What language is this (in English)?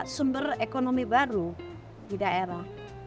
Indonesian